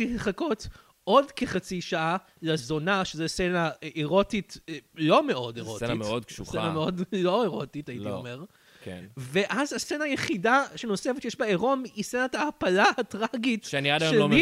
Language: Hebrew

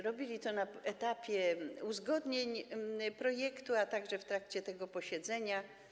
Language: Polish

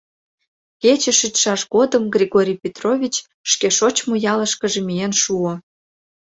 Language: Mari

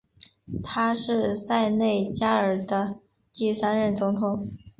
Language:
Chinese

